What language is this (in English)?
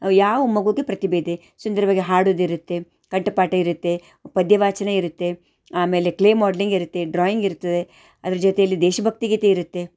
Kannada